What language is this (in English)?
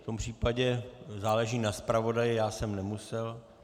Czech